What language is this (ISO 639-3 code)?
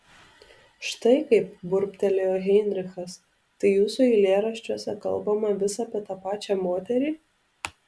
lit